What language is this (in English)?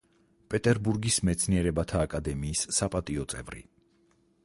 Georgian